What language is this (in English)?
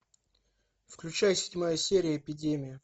Russian